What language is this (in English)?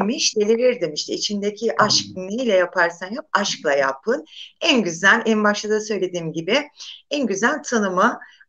Turkish